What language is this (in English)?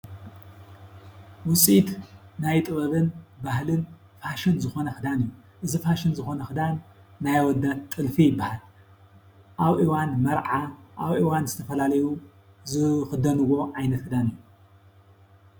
Tigrinya